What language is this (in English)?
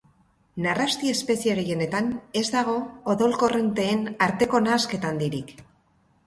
Basque